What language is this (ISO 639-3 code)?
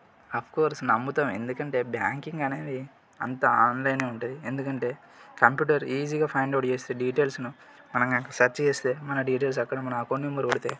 tel